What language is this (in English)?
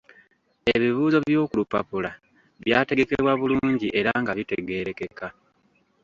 Ganda